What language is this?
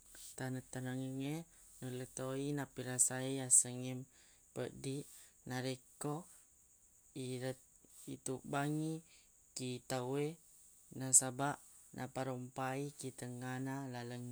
Buginese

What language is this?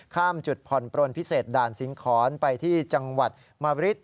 Thai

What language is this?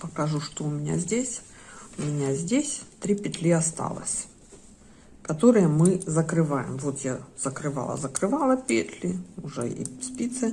Russian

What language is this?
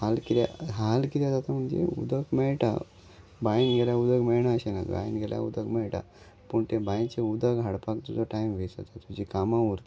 Konkani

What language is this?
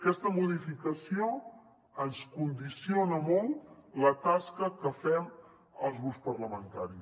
Catalan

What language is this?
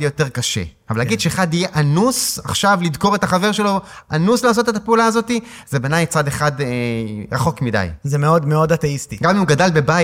Hebrew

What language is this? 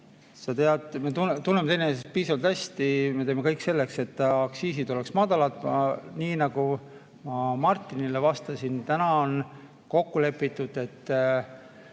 Estonian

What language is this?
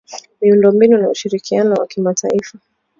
Swahili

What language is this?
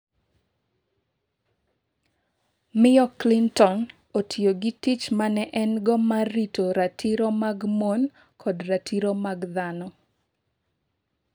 Luo (Kenya and Tanzania)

